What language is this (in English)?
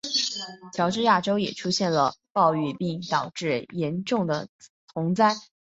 Chinese